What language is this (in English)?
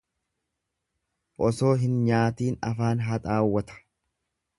Oromo